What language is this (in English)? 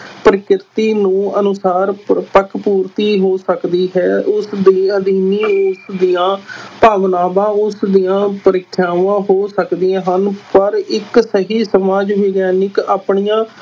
Punjabi